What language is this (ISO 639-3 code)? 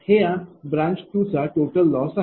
mar